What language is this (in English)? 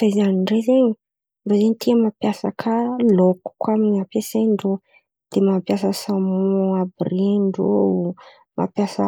Antankarana Malagasy